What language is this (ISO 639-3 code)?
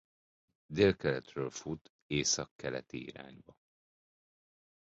hun